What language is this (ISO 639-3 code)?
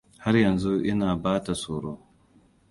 hau